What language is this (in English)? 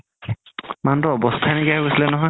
Assamese